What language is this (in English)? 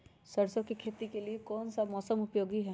Magahi